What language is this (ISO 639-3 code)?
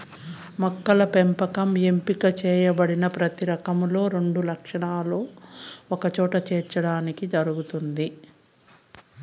tel